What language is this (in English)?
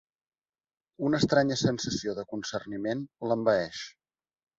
Catalan